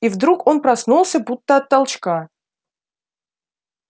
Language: Russian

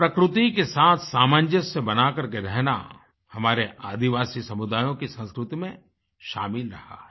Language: Hindi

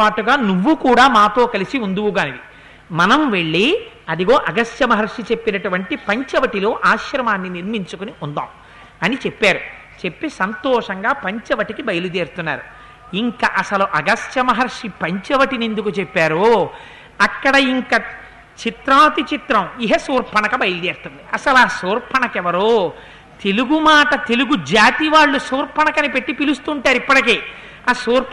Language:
Telugu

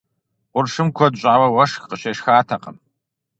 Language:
Kabardian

